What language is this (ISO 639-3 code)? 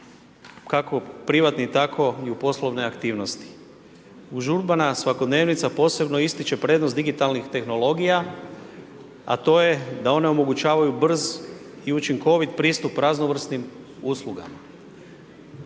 hrv